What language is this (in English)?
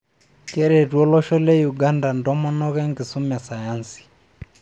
Masai